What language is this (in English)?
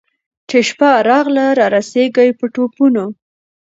Pashto